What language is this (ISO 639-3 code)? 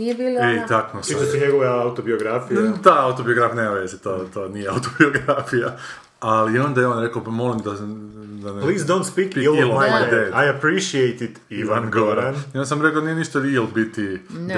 hrv